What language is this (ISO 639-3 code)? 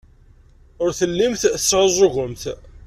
kab